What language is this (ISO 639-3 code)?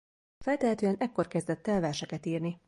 hun